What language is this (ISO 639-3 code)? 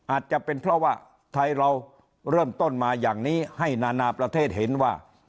tha